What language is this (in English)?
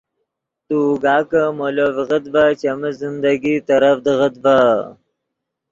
Yidgha